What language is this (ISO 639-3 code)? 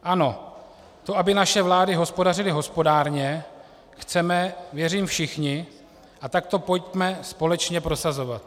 ces